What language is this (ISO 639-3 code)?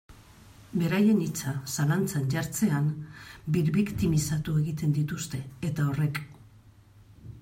eus